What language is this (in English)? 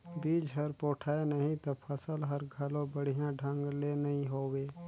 Chhattisgarhi